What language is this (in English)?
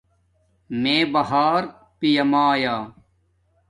Domaaki